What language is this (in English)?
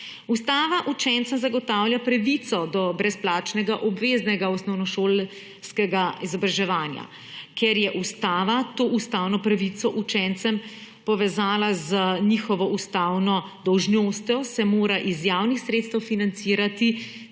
Slovenian